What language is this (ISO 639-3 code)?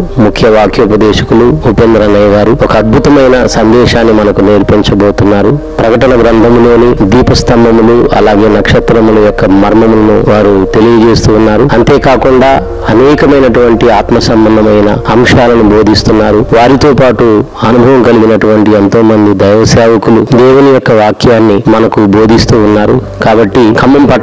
tel